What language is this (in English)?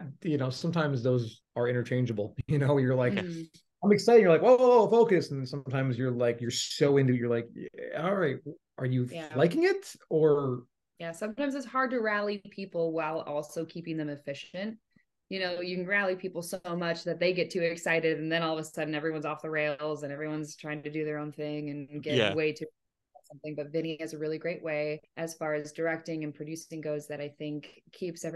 English